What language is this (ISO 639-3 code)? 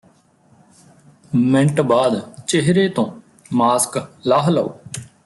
pan